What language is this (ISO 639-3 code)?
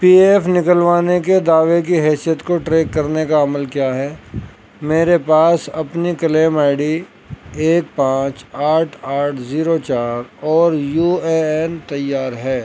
urd